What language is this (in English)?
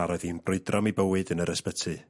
Welsh